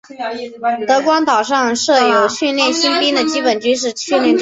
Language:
Chinese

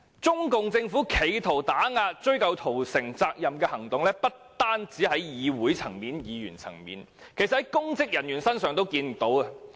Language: Cantonese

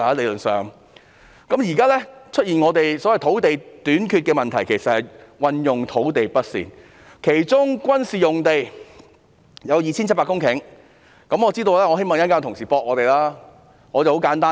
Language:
Cantonese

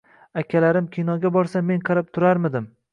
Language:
Uzbek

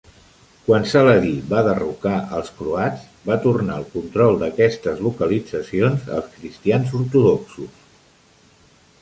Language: Catalan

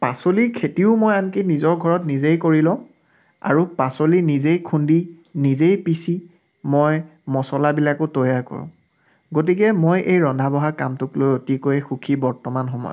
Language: Assamese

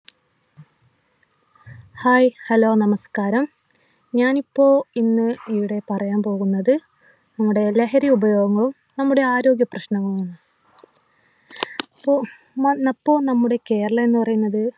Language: Malayalam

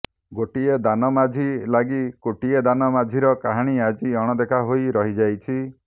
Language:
Odia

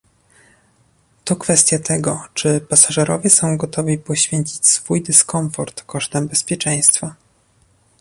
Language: Polish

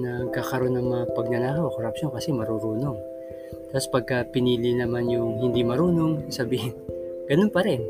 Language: Filipino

